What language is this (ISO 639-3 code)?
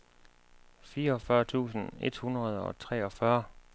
dan